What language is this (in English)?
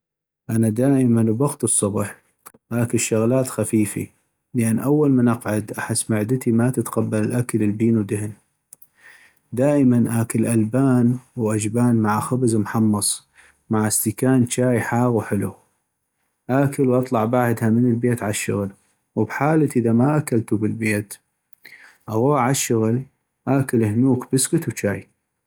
North Mesopotamian Arabic